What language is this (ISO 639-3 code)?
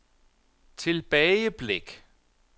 dan